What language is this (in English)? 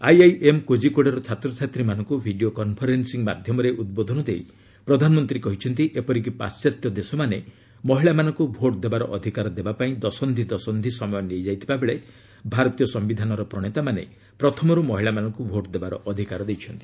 Odia